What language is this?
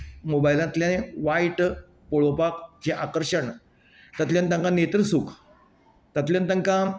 Konkani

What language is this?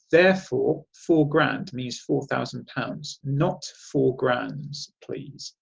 English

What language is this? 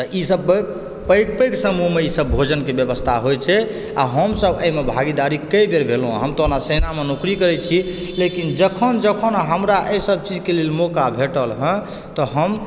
Maithili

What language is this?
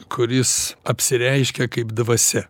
Lithuanian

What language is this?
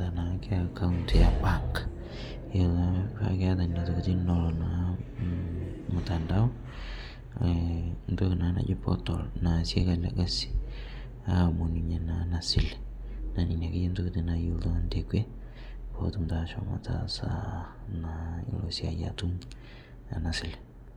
Masai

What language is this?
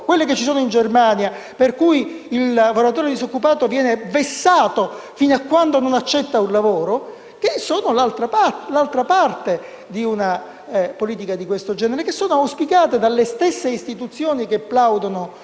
Italian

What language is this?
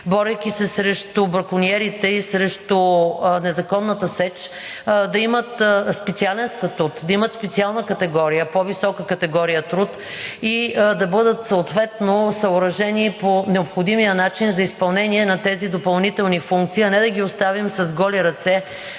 Bulgarian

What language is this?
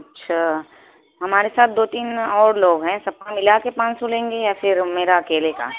Urdu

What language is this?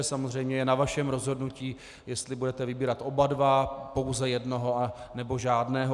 Czech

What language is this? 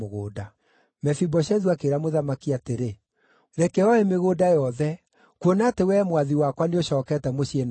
Kikuyu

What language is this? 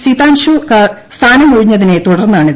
Malayalam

